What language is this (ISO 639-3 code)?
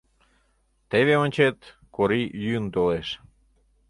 chm